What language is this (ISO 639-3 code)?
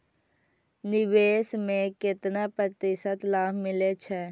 mai